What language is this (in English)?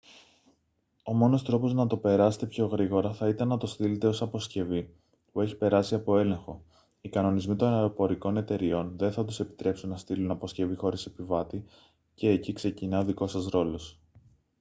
Greek